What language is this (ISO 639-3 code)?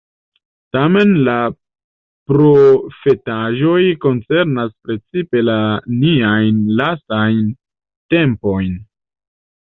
epo